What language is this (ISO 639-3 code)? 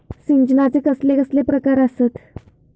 mar